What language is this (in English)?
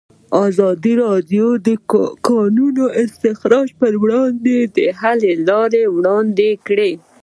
Pashto